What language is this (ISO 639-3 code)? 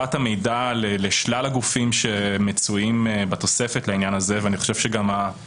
heb